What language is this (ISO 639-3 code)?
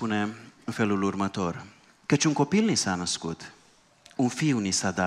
ron